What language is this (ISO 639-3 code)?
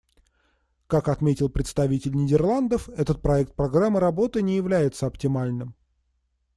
rus